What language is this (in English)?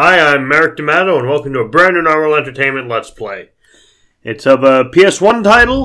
English